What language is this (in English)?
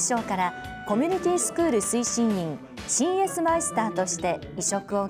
Japanese